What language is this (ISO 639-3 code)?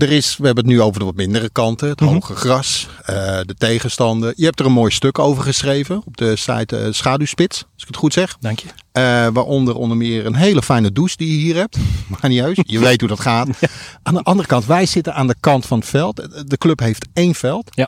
nld